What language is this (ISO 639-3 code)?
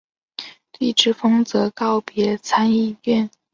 zho